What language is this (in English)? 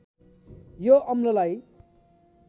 Nepali